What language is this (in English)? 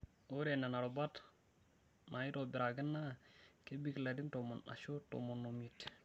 Masai